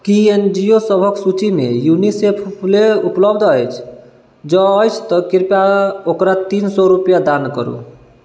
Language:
Maithili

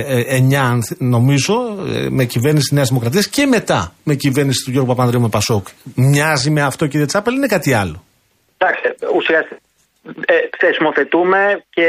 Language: Greek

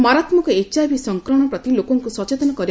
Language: Odia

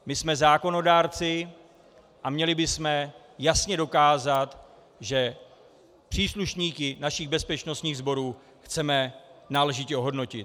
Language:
Czech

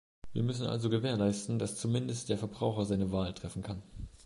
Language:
German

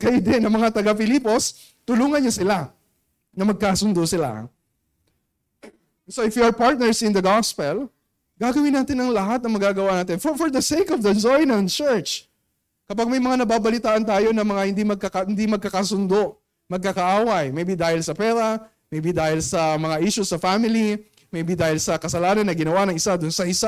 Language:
Filipino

